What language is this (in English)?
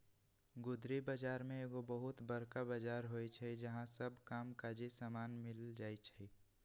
Magahi